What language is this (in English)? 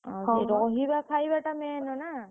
Odia